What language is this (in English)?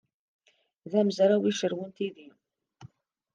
Kabyle